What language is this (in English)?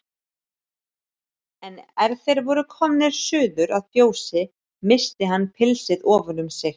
Icelandic